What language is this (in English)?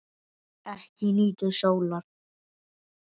Icelandic